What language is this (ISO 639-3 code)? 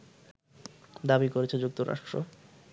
ben